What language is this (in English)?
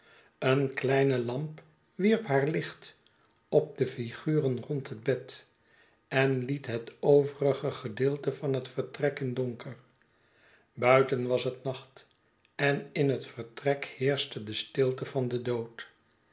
Dutch